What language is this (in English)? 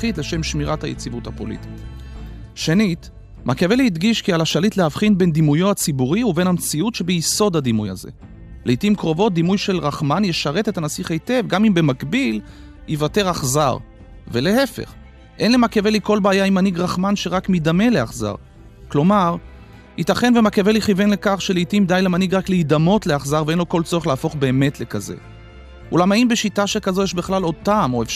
Hebrew